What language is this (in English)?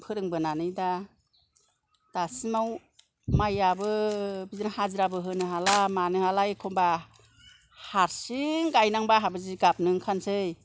Bodo